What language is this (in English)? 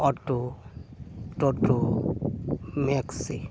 Santali